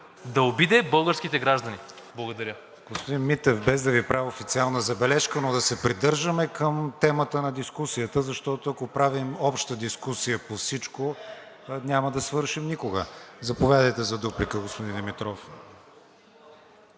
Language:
Bulgarian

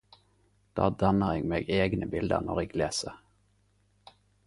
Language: Norwegian Nynorsk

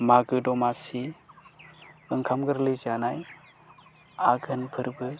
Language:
Bodo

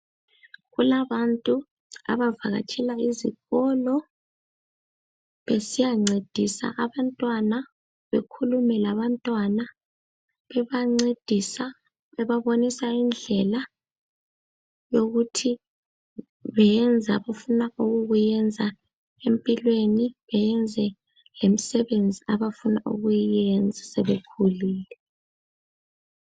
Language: North Ndebele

